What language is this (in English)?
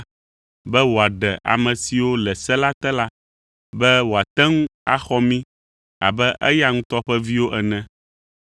Ewe